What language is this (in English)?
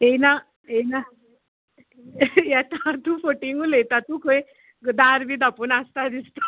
Konkani